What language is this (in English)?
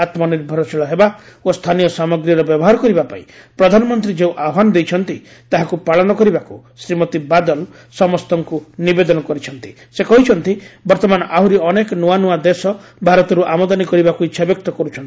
Odia